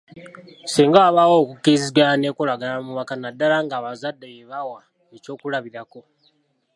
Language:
Ganda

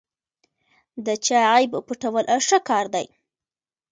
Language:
Pashto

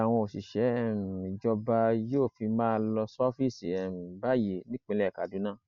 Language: Yoruba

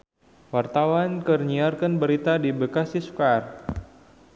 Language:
Sundanese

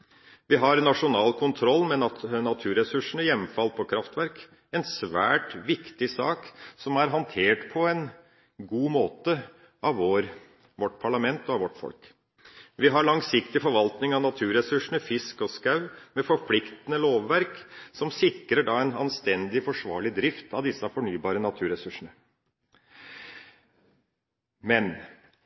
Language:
Norwegian Bokmål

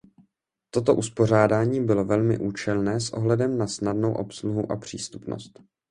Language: Czech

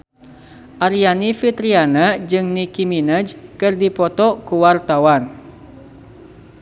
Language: Sundanese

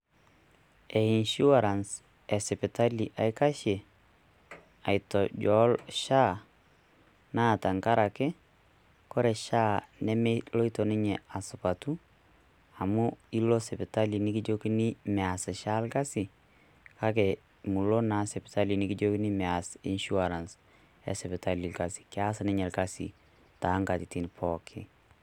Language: Masai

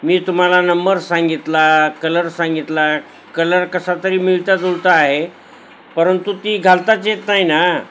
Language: Marathi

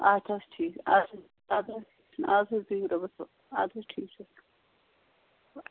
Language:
Kashmiri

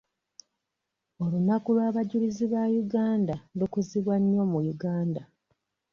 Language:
Ganda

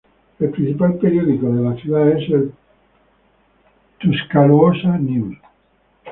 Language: Spanish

